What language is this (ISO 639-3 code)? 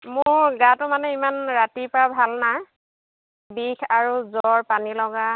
asm